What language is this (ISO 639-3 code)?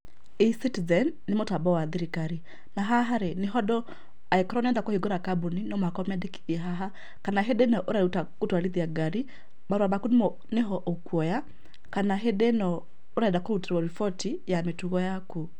kik